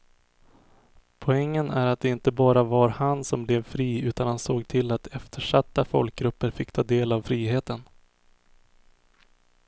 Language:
Swedish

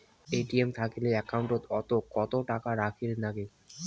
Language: Bangla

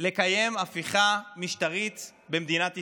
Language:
Hebrew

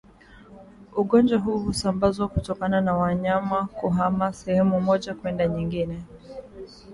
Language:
Swahili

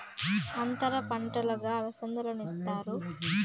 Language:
Telugu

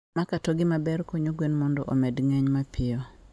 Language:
Luo (Kenya and Tanzania)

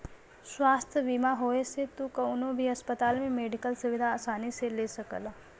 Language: Bhojpuri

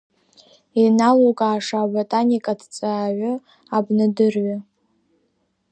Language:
Abkhazian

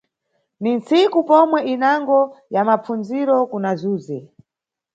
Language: Nyungwe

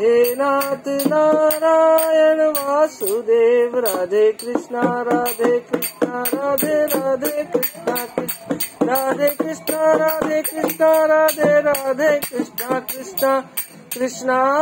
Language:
Hindi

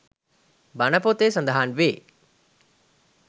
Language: Sinhala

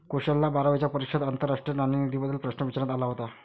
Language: Marathi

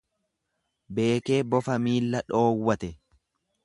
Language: Oromo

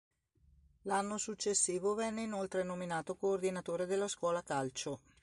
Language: Italian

